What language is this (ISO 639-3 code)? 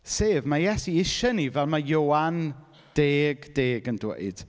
cym